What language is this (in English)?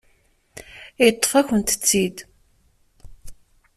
Kabyle